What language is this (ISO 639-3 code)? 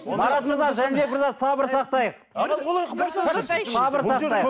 kaz